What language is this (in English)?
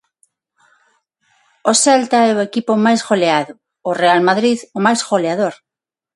Galician